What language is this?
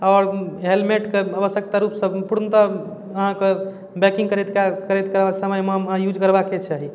Maithili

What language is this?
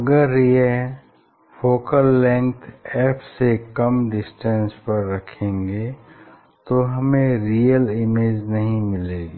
Hindi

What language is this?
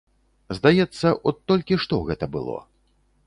Belarusian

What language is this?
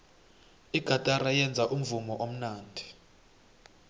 South Ndebele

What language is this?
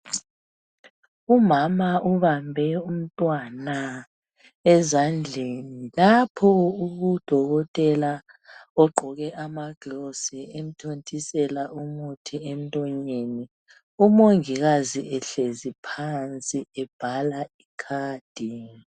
North Ndebele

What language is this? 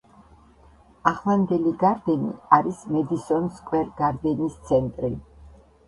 Georgian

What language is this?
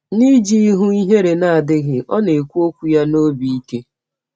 Igbo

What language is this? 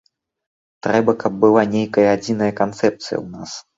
Belarusian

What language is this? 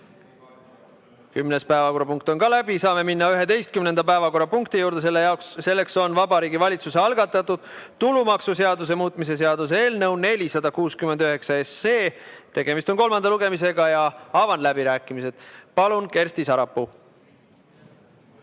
Estonian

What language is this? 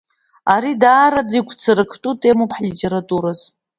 Abkhazian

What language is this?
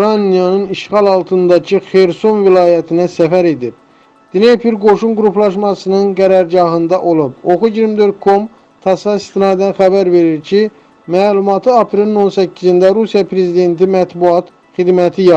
Turkish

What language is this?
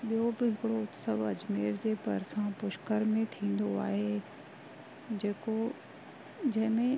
Sindhi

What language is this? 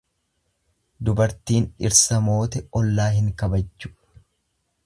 Oromo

